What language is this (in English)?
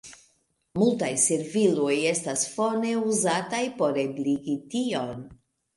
Esperanto